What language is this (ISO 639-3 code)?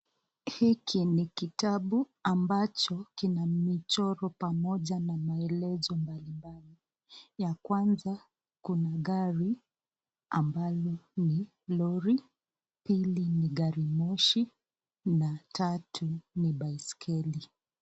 swa